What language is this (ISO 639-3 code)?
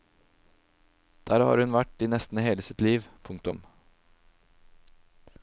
nor